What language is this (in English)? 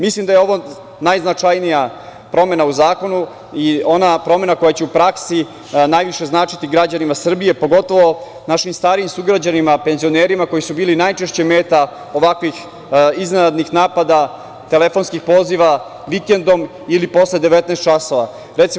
Serbian